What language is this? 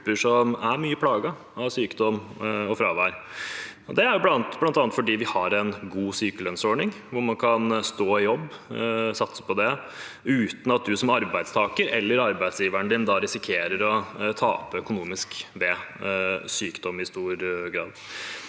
Norwegian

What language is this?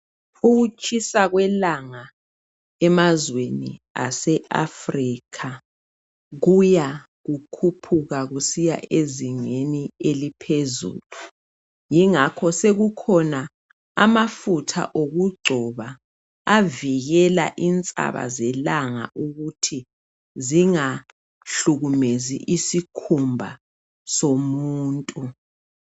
North Ndebele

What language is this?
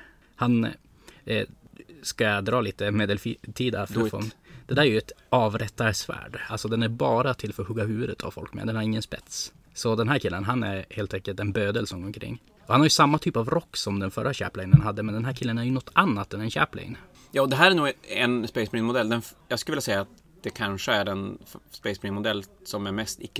Swedish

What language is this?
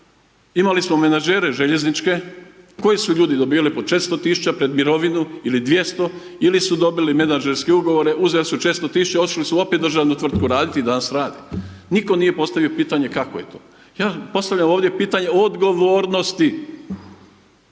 Croatian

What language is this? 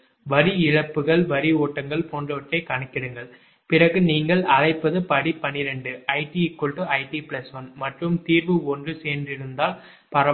Tamil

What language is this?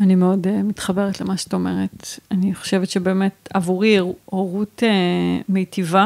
Hebrew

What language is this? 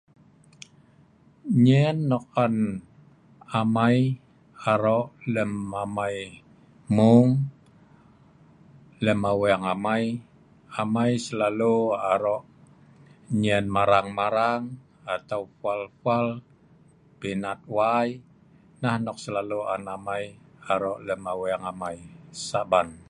Sa'ban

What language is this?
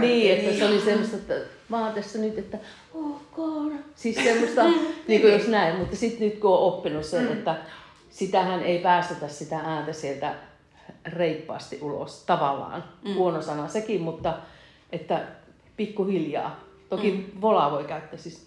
Finnish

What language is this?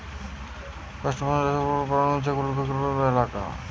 Bangla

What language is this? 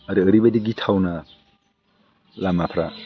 Bodo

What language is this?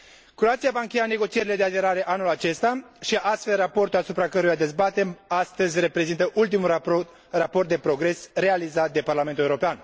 Romanian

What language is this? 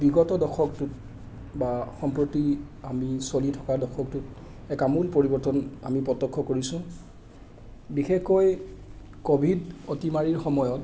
Assamese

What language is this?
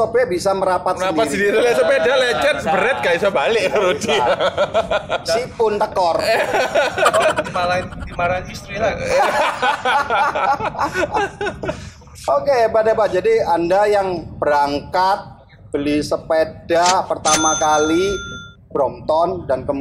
Indonesian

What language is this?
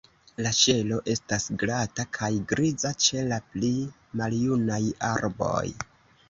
Esperanto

